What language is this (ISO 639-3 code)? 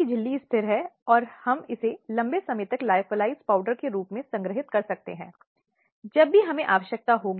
hin